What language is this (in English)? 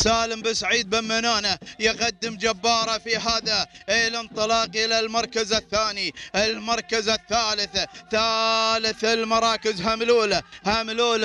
Arabic